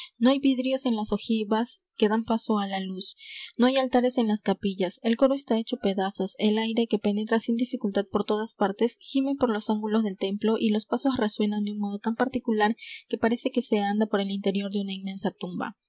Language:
Spanish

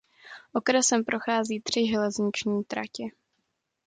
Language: Czech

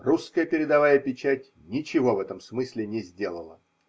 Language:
Russian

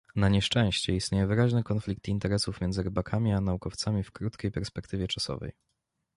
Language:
Polish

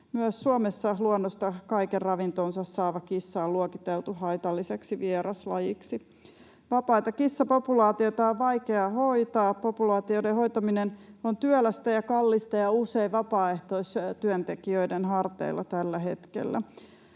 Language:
Finnish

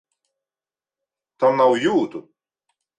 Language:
Latvian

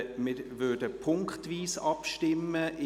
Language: Swiss German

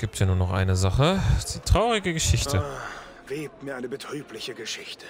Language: German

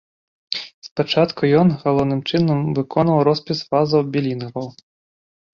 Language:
Belarusian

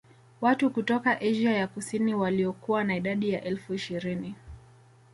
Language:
Swahili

